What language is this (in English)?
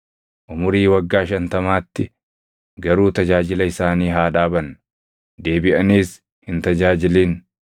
Oromo